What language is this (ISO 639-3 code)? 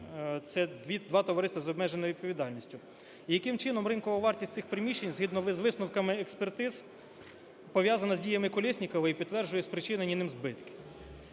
ukr